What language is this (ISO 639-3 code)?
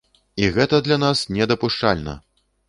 bel